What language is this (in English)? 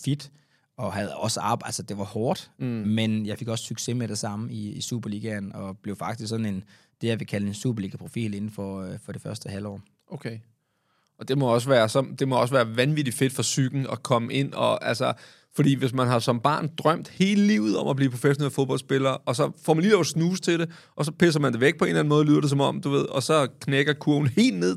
Danish